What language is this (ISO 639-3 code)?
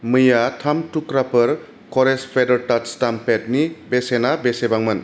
brx